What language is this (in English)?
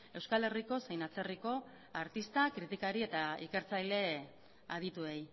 Basque